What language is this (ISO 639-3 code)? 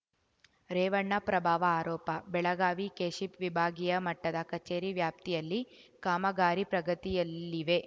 kan